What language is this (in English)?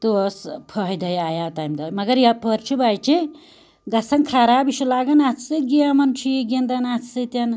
Kashmiri